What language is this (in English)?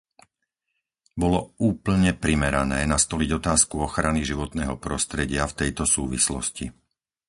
Slovak